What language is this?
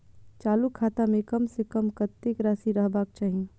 Maithili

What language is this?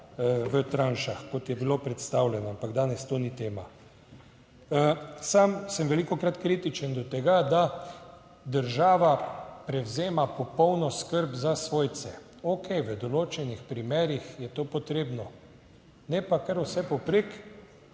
Slovenian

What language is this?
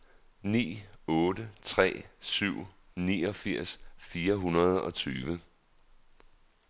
Danish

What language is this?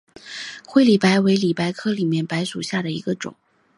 Chinese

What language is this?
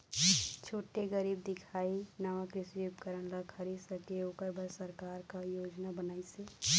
Chhattisgarhi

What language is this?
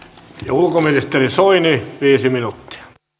Finnish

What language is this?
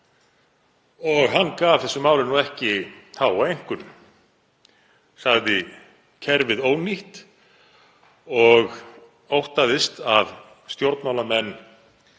Icelandic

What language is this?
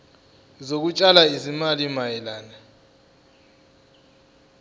Zulu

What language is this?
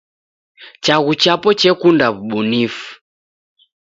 Taita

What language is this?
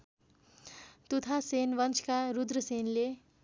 Nepali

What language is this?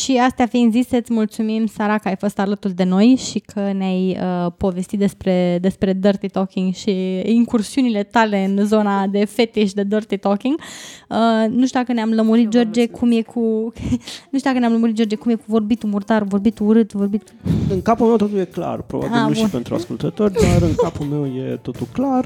Romanian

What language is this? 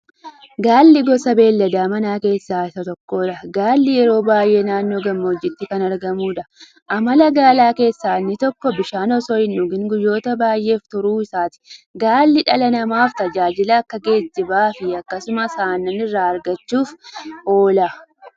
Oromo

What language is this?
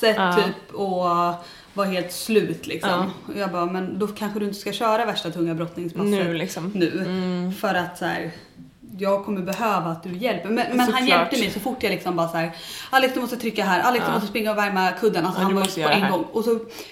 Swedish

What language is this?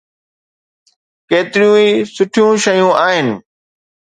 Sindhi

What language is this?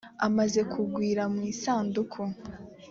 Kinyarwanda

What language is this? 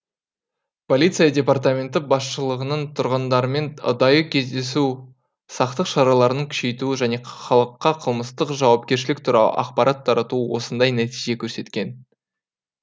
Kazakh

